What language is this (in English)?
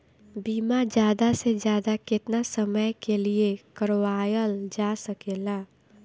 Bhojpuri